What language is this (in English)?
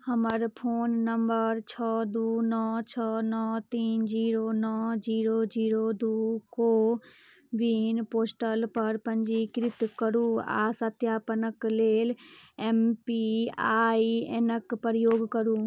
Maithili